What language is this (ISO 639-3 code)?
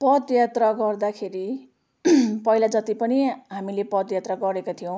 nep